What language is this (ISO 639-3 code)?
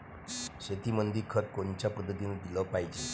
mar